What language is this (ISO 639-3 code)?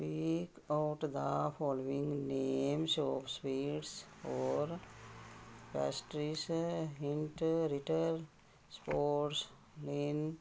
pan